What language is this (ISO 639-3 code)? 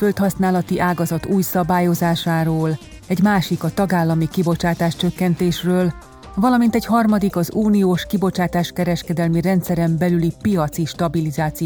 hun